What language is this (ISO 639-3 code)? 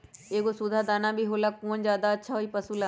mag